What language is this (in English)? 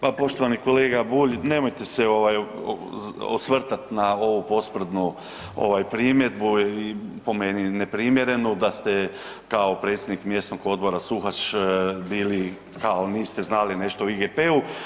Croatian